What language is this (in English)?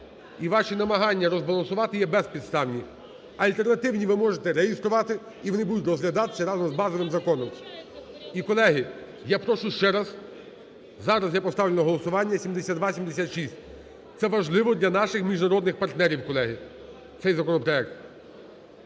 Ukrainian